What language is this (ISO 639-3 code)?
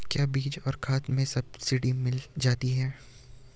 hin